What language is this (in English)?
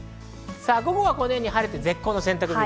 Japanese